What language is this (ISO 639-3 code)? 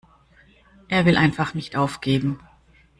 deu